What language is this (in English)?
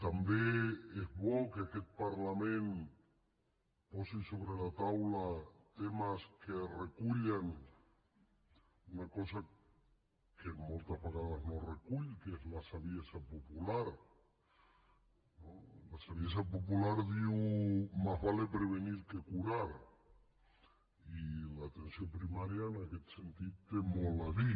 Catalan